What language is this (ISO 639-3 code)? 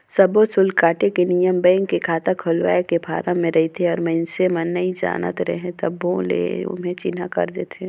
hne